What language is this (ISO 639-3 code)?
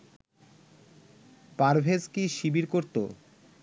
ben